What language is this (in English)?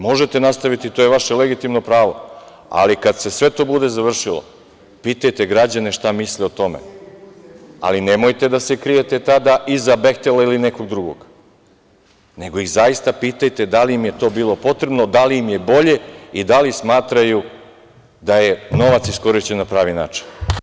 Serbian